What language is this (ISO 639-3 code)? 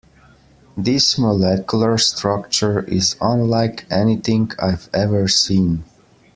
eng